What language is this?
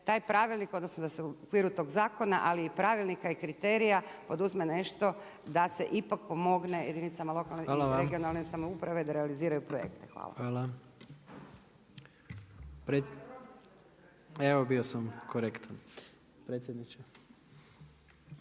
Croatian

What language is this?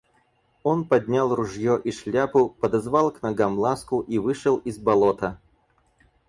Russian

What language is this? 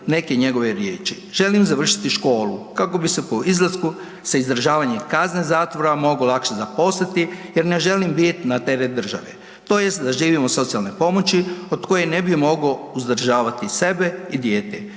Croatian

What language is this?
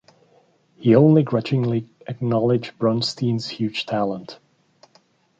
English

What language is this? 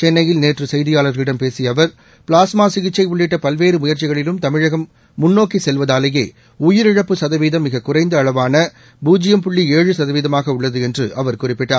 Tamil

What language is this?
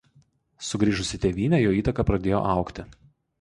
Lithuanian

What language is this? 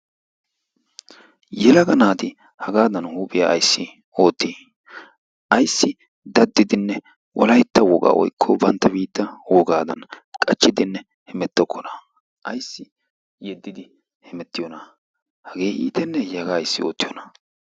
Wolaytta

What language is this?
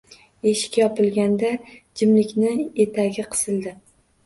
Uzbek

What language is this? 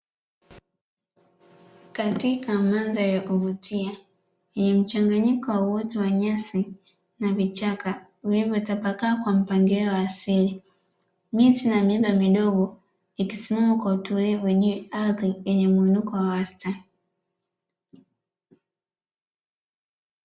Swahili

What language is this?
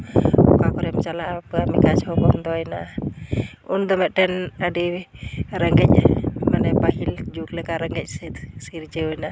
Santali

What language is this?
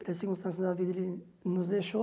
Portuguese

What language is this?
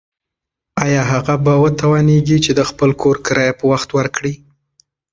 Pashto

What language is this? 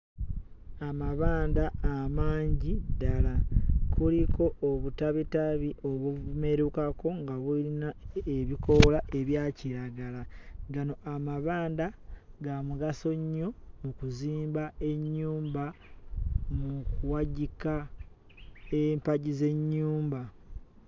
Ganda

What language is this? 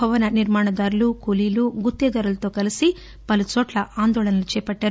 Telugu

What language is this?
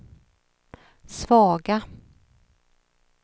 Swedish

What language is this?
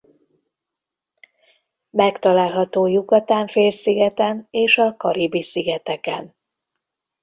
Hungarian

